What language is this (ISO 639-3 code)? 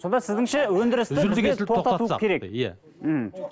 kaz